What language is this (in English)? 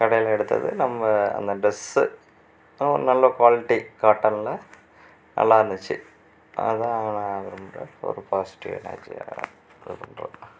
Tamil